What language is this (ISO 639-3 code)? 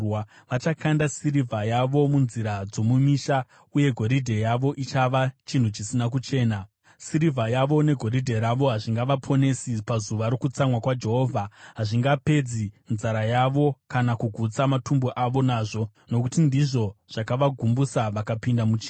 sna